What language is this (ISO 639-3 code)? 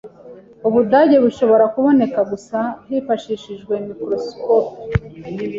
kin